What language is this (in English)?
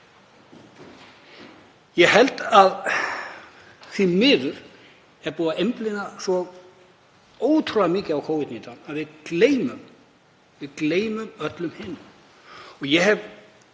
Icelandic